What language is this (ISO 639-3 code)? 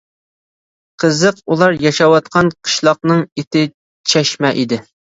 uig